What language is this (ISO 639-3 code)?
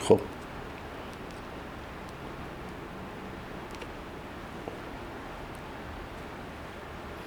fas